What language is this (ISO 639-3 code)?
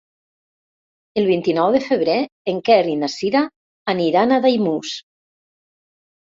cat